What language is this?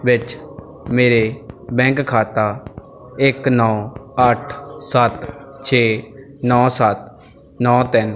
Punjabi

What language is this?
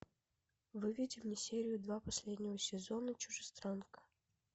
Russian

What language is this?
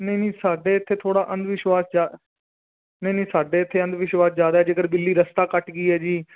Punjabi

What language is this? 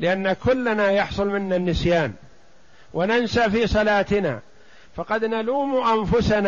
Arabic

